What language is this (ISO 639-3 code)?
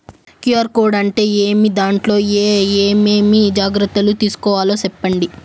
tel